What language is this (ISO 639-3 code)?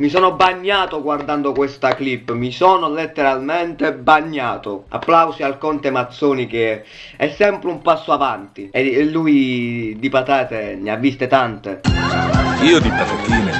ita